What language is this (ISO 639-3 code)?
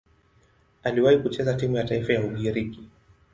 swa